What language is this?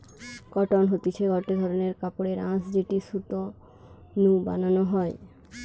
Bangla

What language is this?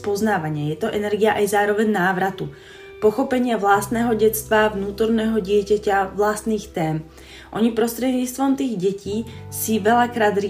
Slovak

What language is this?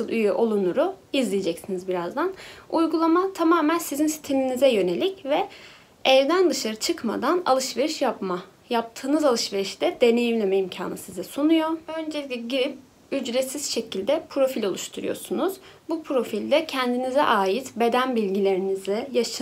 Turkish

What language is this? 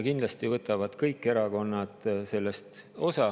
Estonian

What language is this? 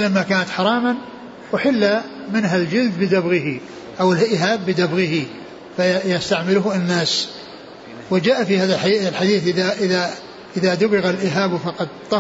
Arabic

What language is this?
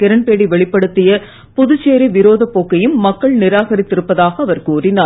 Tamil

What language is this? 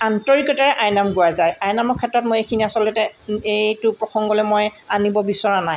Assamese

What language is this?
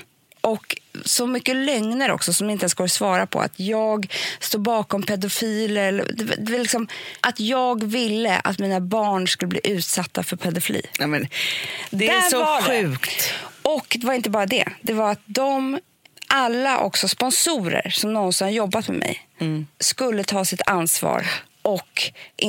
Swedish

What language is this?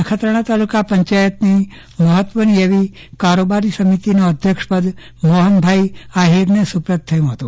Gujarati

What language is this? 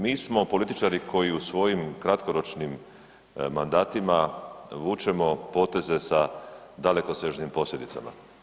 Croatian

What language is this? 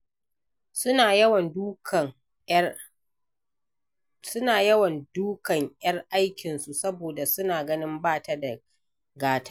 Hausa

